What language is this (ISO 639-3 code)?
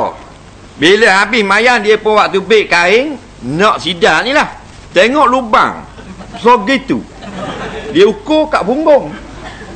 msa